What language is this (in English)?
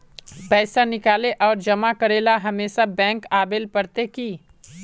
Magahi